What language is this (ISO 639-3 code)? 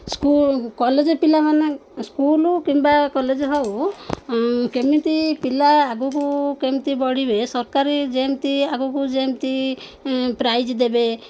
ori